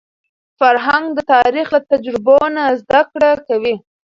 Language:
Pashto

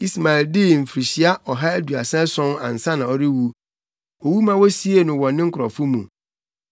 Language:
Akan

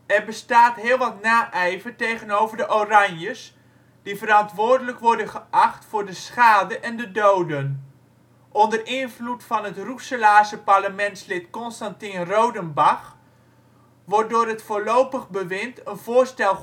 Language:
Dutch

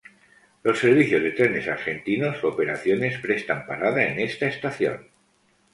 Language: Spanish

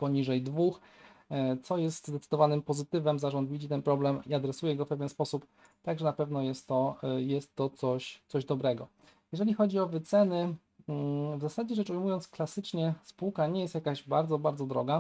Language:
Polish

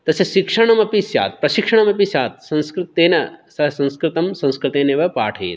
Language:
Sanskrit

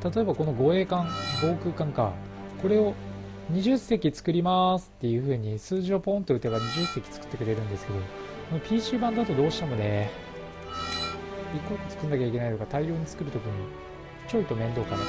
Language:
Japanese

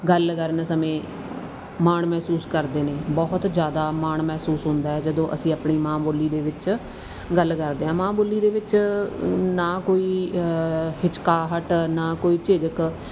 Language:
Punjabi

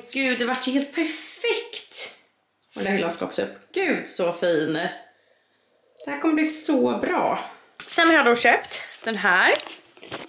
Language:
Swedish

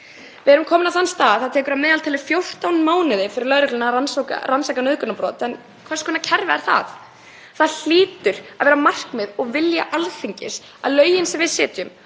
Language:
Icelandic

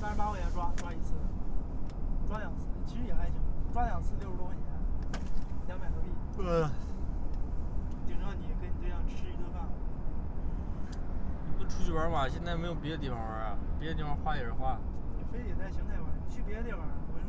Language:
Chinese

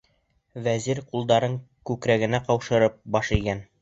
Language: Bashkir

